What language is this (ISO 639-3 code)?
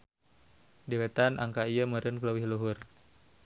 sun